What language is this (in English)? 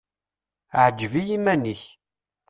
Kabyle